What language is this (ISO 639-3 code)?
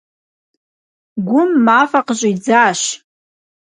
kbd